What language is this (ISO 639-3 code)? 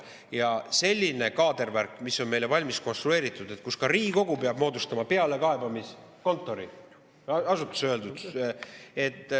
est